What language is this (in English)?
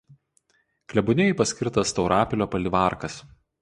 Lithuanian